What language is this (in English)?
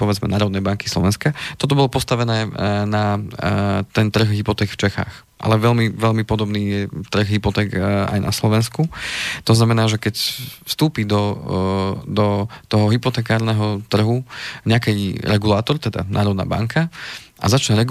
Slovak